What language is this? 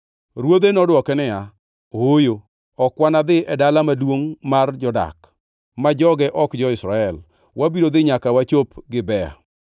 Luo (Kenya and Tanzania)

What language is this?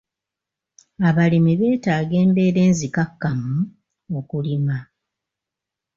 Ganda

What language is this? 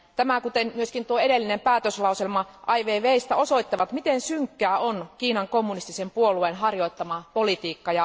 Finnish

